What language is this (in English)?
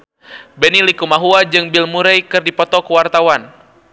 Sundanese